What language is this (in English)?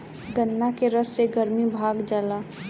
Bhojpuri